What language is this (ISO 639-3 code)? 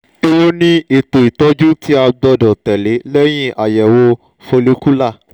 yor